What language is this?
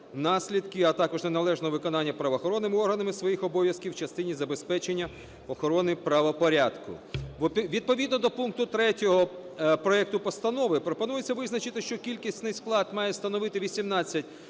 Ukrainian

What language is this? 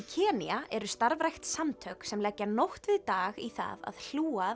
Icelandic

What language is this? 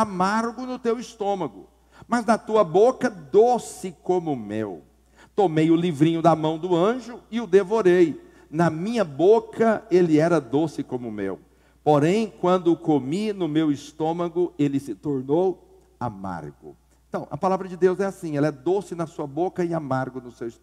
Portuguese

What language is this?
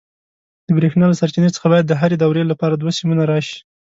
Pashto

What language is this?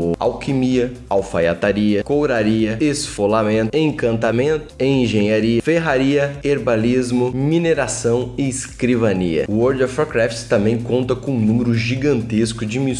Portuguese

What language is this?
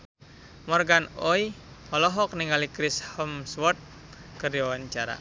Sundanese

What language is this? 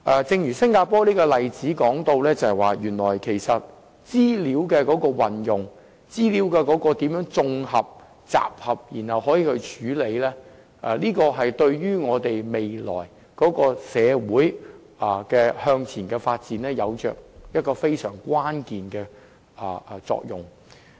Cantonese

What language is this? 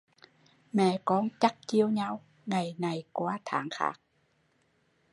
Vietnamese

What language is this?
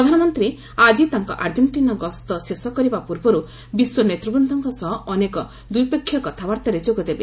Odia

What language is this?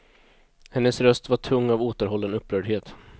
Swedish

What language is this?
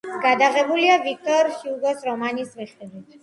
Georgian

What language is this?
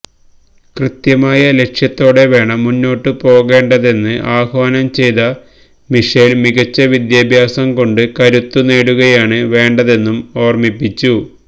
Malayalam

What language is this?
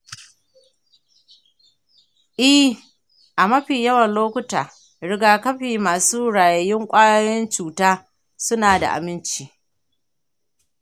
Hausa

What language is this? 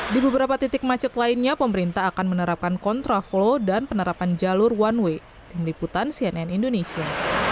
Indonesian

